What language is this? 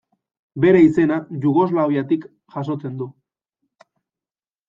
Basque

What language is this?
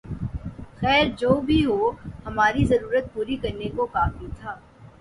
Urdu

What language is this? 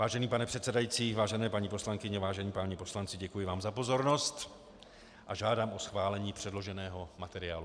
Czech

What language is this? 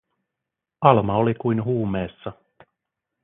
Finnish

